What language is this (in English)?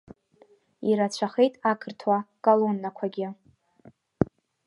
Abkhazian